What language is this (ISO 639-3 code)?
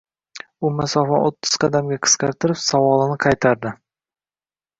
uzb